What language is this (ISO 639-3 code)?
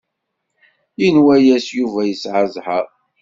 kab